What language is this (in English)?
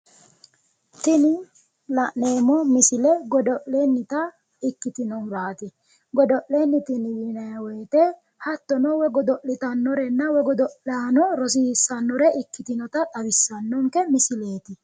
Sidamo